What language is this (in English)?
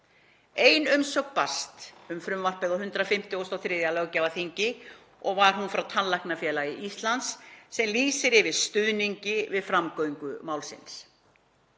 Icelandic